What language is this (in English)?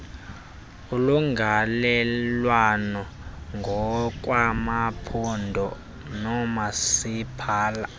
Xhosa